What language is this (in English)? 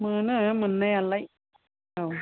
Bodo